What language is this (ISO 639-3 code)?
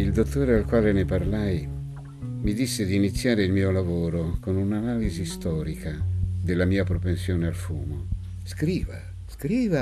ita